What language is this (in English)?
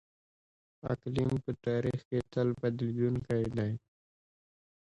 Pashto